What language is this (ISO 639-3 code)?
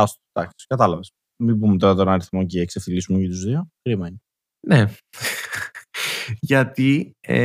ell